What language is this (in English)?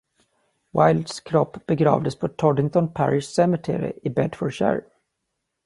Swedish